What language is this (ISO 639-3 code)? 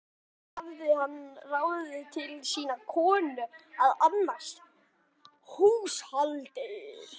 isl